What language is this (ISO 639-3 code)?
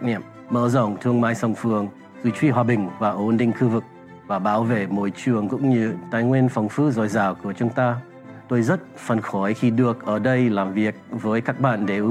vie